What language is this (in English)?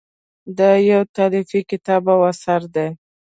Pashto